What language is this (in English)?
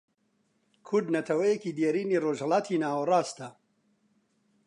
Central Kurdish